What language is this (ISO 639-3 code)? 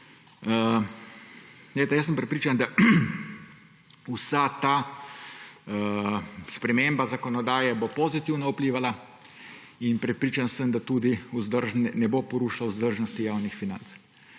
slv